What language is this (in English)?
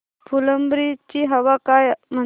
Marathi